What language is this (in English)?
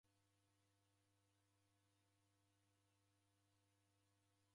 Taita